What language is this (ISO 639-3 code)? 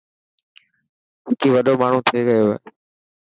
mki